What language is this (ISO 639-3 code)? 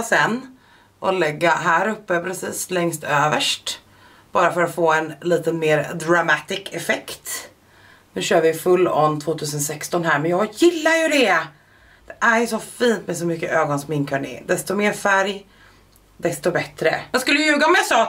swe